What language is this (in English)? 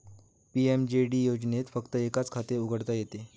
Marathi